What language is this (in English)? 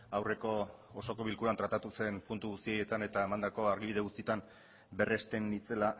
Basque